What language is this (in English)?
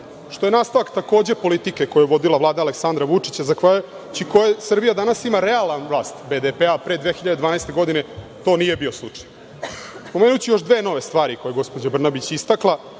Serbian